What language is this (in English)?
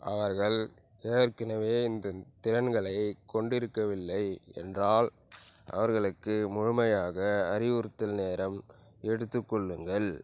Tamil